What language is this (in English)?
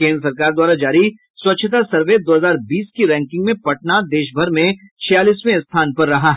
Hindi